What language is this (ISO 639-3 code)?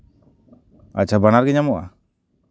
sat